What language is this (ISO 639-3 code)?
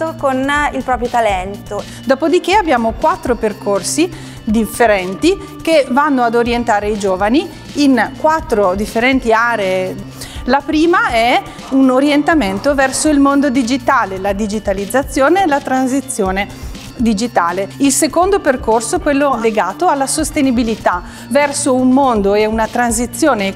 ita